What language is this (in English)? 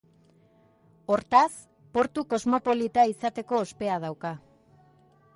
Basque